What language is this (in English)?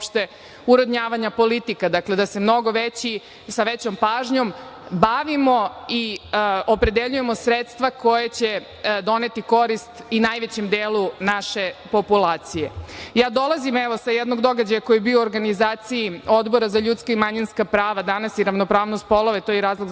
Serbian